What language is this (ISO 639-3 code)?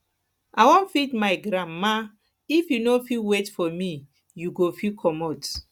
pcm